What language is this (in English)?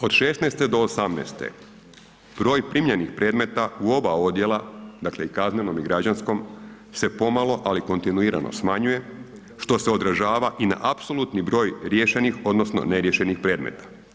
Croatian